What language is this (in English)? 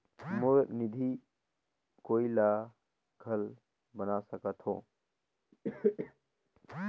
Chhattisgarhi